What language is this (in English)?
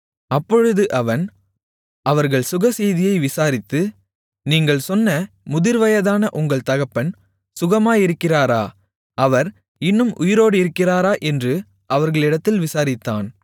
Tamil